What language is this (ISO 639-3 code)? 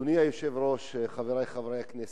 heb